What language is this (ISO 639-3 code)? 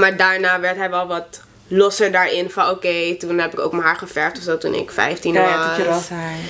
nld